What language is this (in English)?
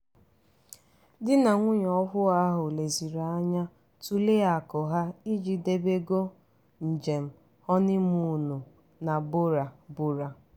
Igbo